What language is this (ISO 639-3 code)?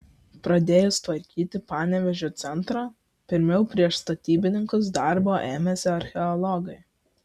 lit